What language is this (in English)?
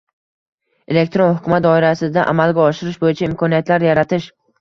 Uzbek